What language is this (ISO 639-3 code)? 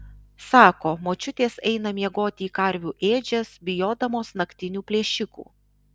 lit